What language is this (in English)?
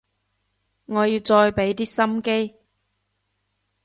Cantonese